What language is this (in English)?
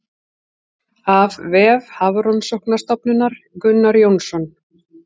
Icelandic